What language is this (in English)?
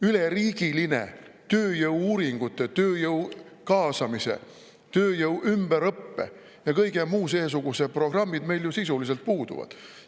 Estonian